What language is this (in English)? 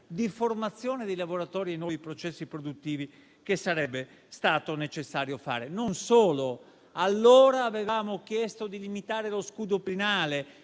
Italian